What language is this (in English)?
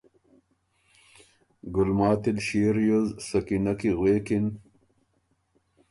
Ormuri